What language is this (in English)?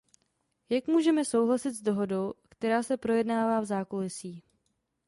Czech